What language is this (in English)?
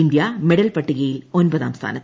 Malayalam